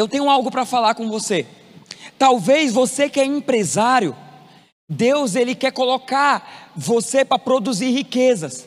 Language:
Portuguese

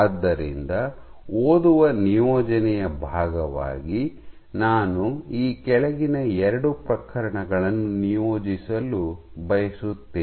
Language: Kannada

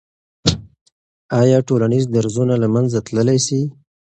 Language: Pashto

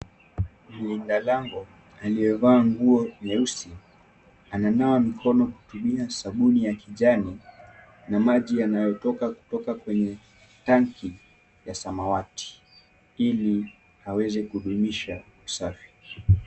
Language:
Swahili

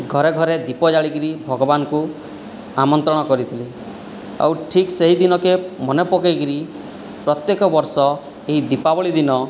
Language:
Odia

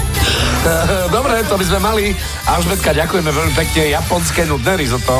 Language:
Slovak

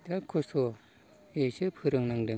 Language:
Bodo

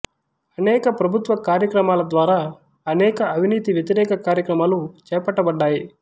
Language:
Telugu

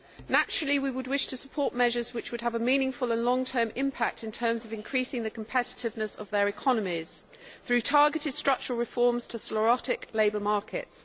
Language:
English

